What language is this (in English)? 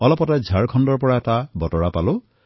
Assamese